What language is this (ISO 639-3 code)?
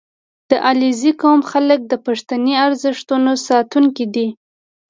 pus